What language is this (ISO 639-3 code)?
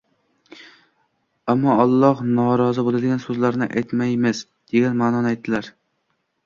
uzb